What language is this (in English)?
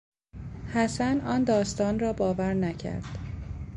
Persian